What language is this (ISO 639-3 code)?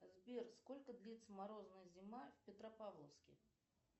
rus